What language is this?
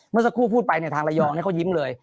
Thai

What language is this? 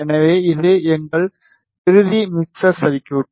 Tamil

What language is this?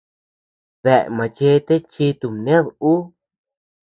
Tepeuxila Cuicatec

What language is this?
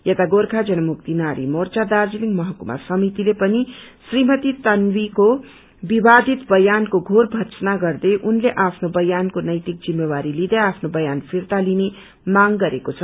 Nepali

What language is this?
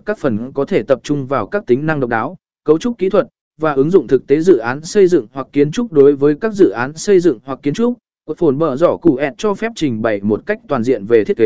Vietnamese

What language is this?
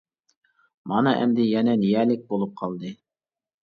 Uyghur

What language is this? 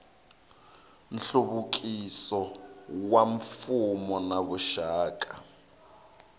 Tsonga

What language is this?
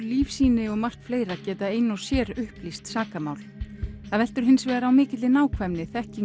Icelandic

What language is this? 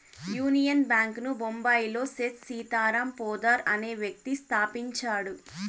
Telugu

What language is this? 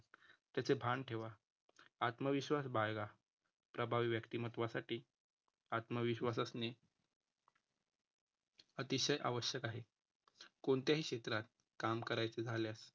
Marathi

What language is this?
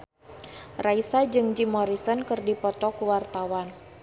Sundanese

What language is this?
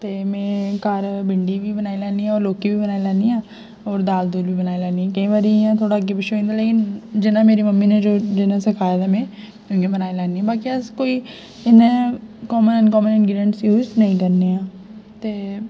Dogri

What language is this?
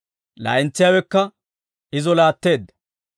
Dawro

